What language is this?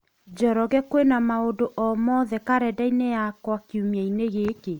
Kikuyu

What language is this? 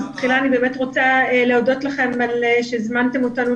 Hebrew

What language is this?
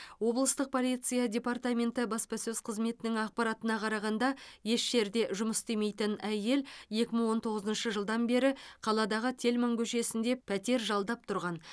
Kazakh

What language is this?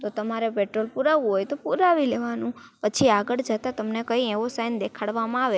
Gujarati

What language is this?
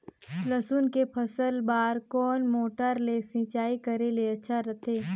Chhattisgarhi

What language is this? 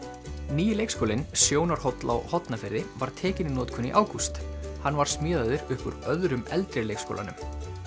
Icelandic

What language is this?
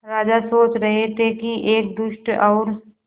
Hindi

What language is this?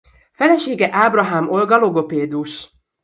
Hungarian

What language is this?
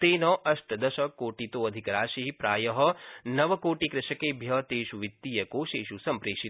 Sanskrit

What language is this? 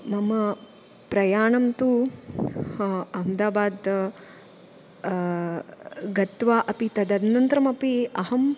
Sanskrit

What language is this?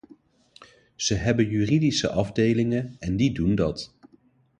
Dutch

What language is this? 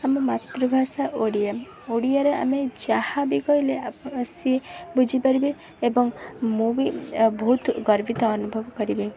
Odia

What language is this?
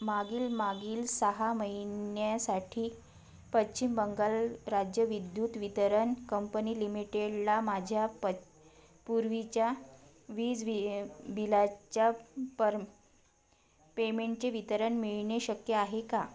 Marathi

